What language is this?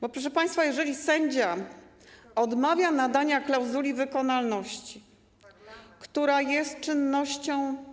Polish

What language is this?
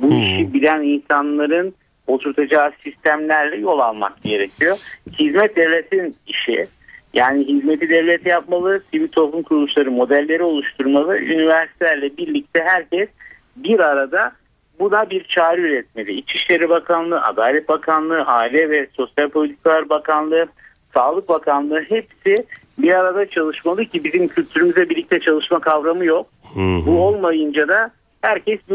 Turkish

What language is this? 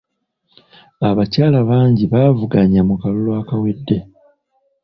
Ganda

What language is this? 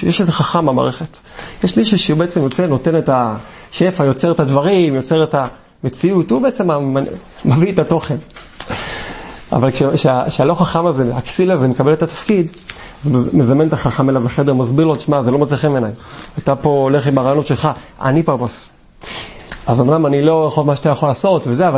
Hebrew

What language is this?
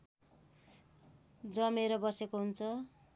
Nepali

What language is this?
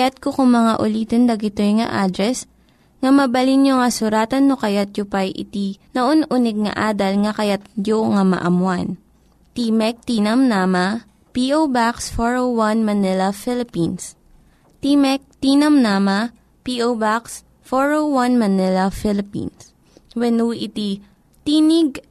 Filipino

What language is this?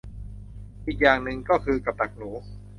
Thai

